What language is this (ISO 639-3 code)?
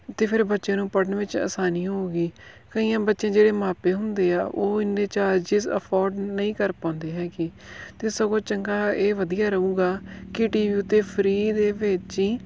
pan